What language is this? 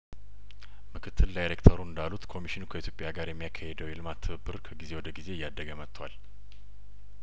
Amharic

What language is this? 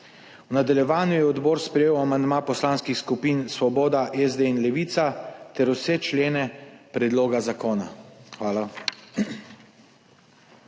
Slovenian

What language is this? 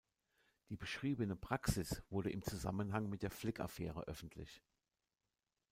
German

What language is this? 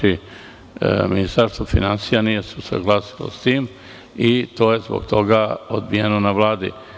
Serbian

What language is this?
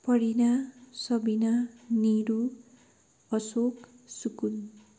Nepali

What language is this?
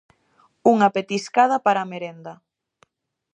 Galician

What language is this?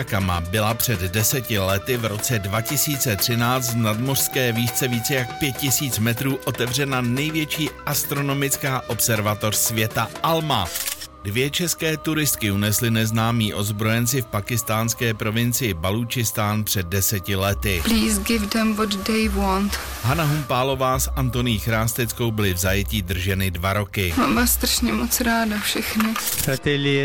Czech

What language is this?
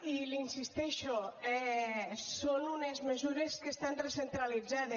Catalan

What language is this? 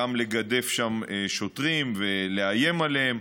Hebrew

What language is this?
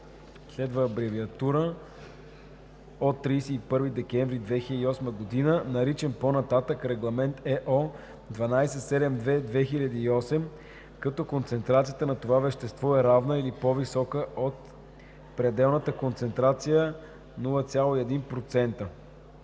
Bulgarian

